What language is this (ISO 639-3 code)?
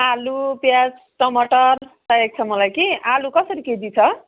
nep